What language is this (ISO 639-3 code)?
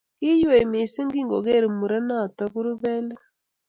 kln